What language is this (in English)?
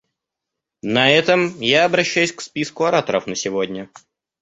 Russian